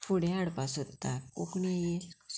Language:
Konkani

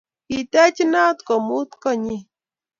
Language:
Kalenjin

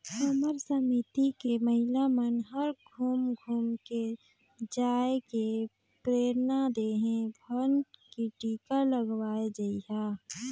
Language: Chhattisgarhi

